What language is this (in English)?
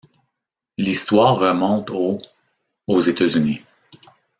French